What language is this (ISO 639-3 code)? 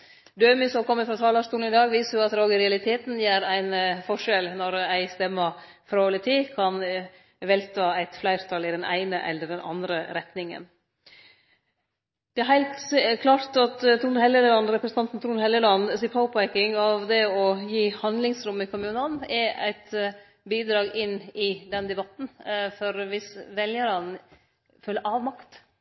nno